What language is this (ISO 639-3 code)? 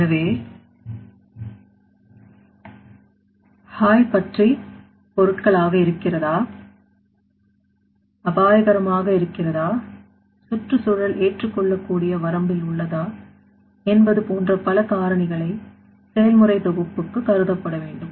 tam